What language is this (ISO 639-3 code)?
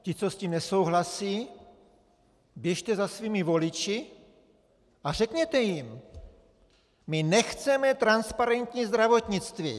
ces